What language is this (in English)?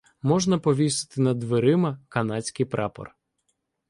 Ukrainian